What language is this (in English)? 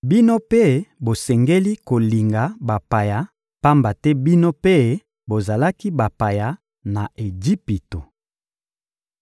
Lingala